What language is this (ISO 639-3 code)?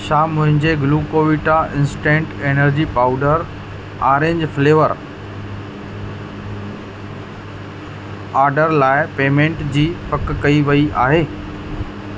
snd